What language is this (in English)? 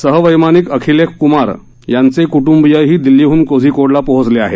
Marathi